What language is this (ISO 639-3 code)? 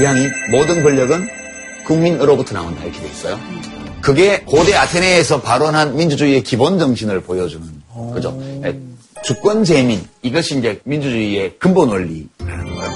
kor